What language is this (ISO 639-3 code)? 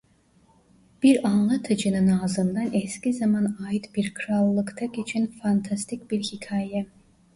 tur